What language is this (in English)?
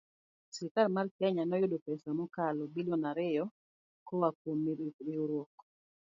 Luo (Kenya and Tanzania)